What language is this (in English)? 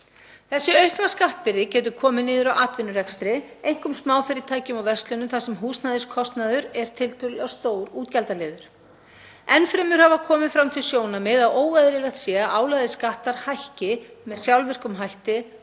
Icelandic